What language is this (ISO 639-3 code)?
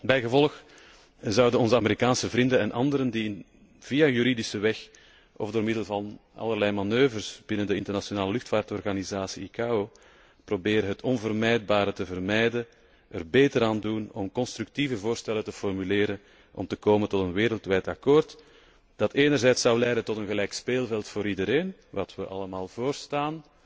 nld